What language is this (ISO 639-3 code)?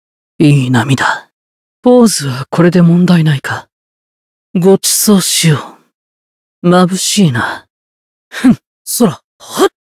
jpn